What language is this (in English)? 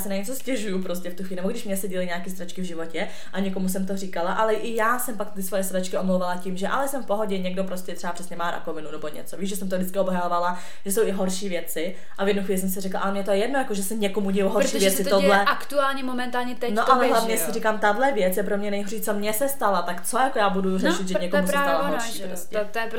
Czech